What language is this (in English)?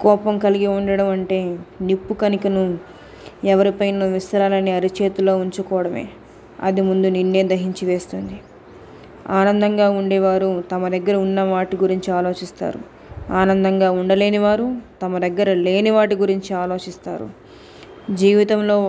Telugu